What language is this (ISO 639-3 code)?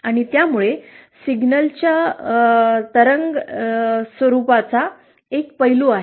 mar